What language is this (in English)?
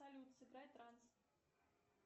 Russian